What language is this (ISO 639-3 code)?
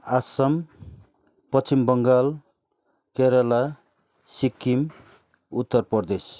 nep